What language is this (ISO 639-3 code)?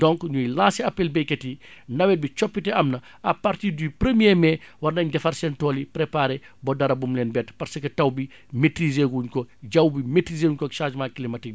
wol